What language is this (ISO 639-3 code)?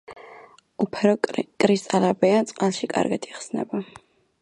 kat